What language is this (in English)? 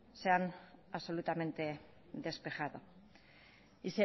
Spanish